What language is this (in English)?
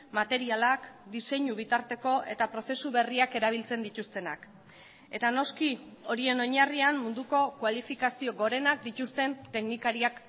Basque